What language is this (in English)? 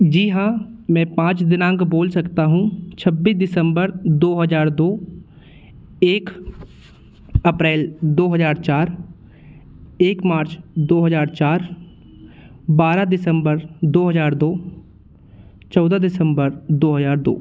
Hindi